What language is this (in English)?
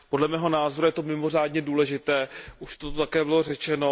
Czech